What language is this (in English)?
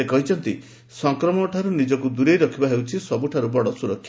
Odia